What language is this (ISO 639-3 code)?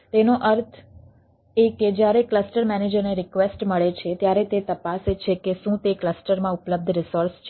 guj